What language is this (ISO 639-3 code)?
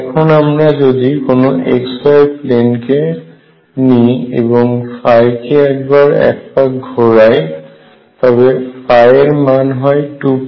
ben